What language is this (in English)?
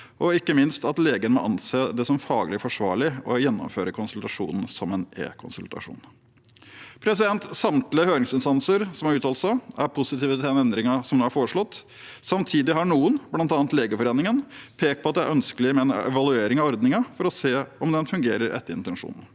Norwegian